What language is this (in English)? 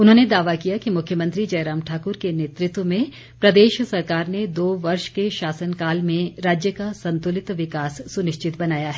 Hindi